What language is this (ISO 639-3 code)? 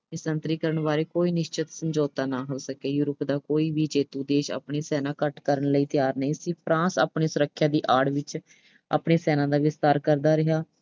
pan